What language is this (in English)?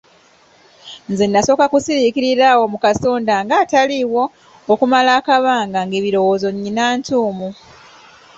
Ganda